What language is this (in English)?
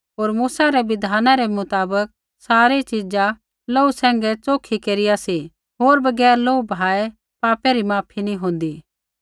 Kullu Pahari